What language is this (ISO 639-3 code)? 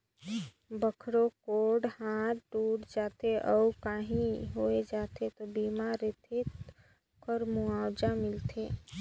hne